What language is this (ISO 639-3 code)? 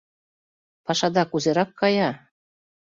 chm